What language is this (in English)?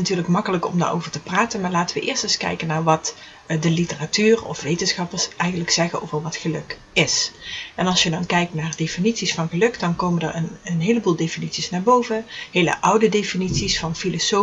Dutch